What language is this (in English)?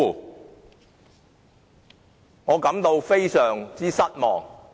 Cantonese